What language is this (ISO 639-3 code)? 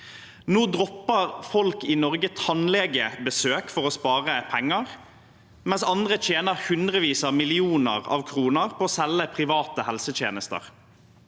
nor